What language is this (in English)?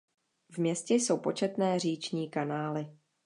Czech